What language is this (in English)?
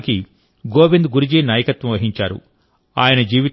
Telugu